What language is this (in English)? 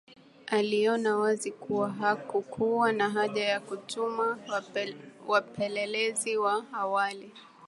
Swahili